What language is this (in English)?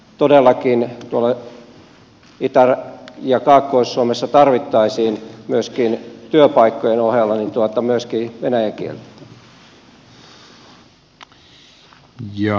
Finnish